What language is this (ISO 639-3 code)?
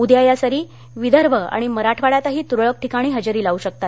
mar